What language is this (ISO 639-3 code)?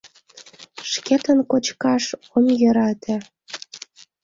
chm